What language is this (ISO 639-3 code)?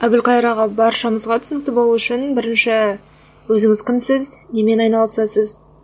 kaz